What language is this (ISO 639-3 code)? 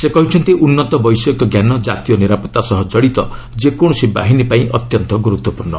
ori